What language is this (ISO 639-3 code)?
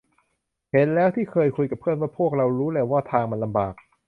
tha